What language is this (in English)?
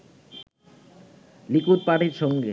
Bangla